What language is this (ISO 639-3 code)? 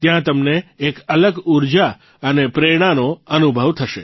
guj